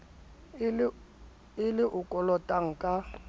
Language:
Southern Sotho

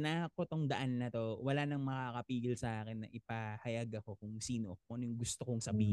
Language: Filipino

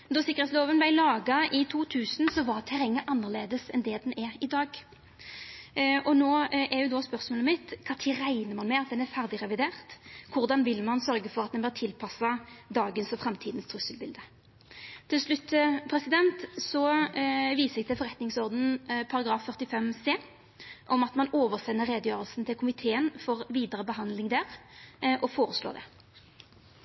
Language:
Norwegian Nynorsk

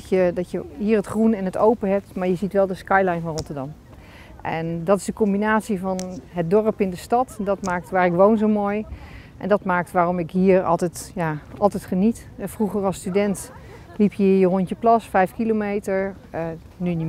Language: Dutch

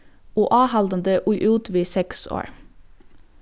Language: Faroese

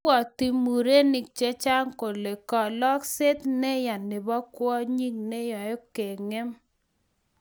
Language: Kalenjin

